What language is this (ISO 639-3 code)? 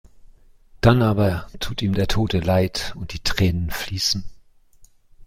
deu